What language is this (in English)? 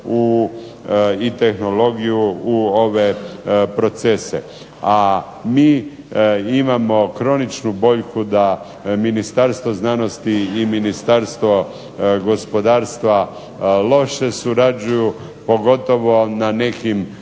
Croatian